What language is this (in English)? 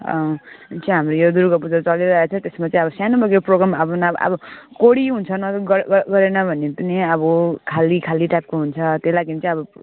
Nepali